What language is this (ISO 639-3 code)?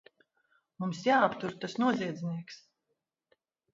lav